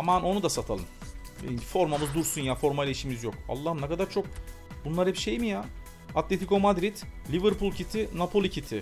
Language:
Turkish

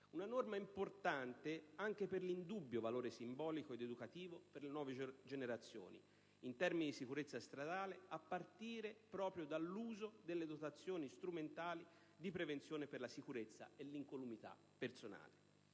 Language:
Italian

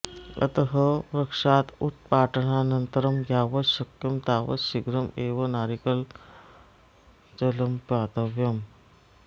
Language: Sanskrit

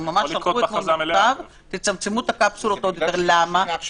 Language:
Hebrew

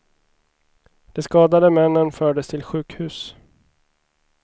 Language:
Swedish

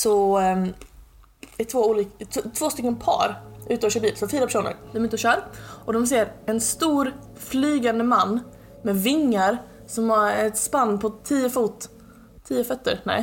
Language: Swedish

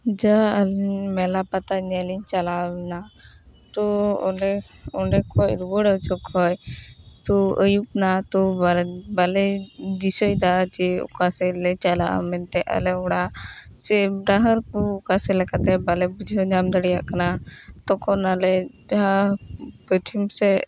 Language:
Santali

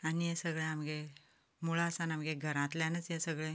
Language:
Konkani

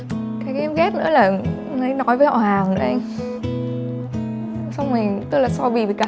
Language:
Vietnamese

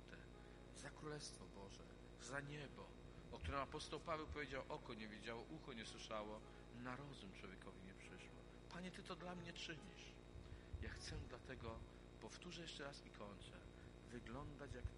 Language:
Polish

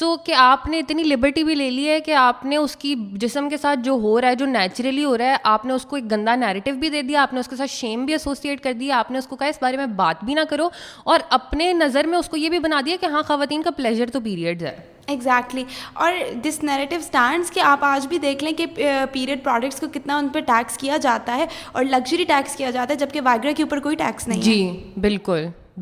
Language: Urdu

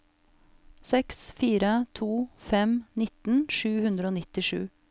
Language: Norwegian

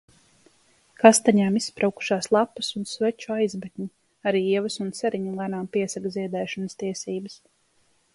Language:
Latvian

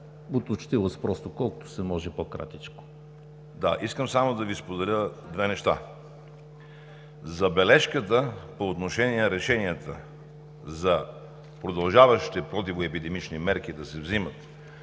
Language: Bulgarian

